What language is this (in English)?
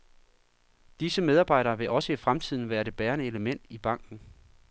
Danish